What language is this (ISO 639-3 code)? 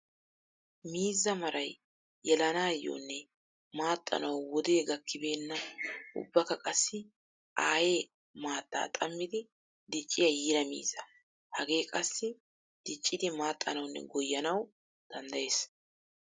wal